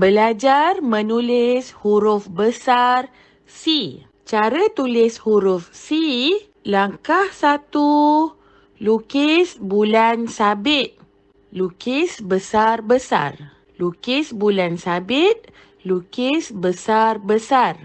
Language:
Malay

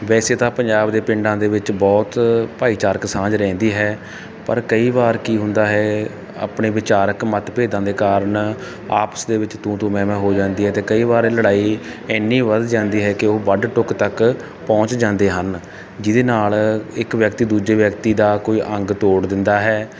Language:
Punjabi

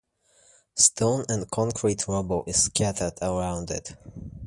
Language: English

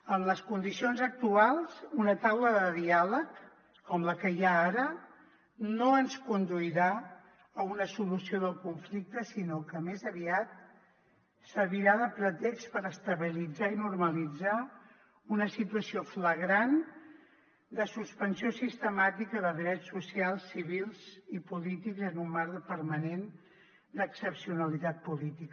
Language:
Catalan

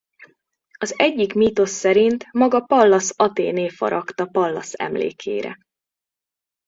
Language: Hungarian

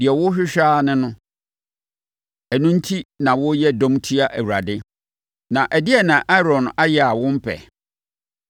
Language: Akan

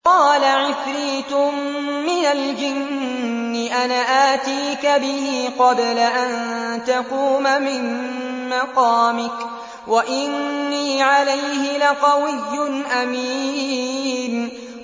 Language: Arabic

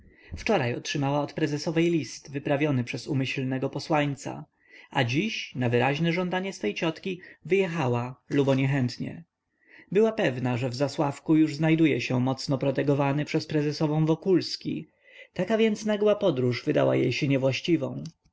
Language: Polish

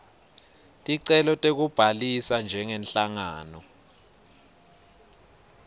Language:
Swati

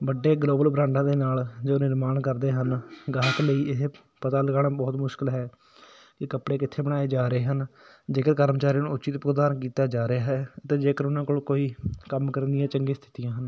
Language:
Punjabi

